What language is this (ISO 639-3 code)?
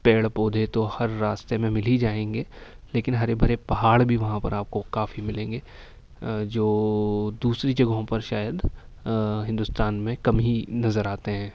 urd